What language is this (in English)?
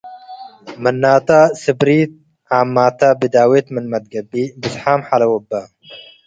Tigre